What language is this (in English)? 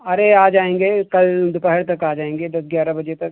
Hindi